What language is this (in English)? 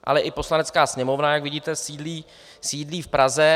Czech